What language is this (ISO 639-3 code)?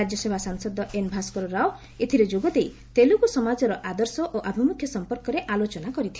ori